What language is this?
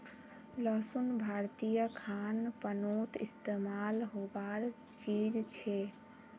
Magahi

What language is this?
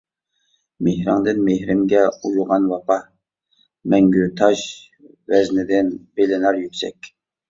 Uyghur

